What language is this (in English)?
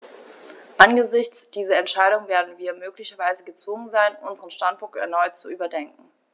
German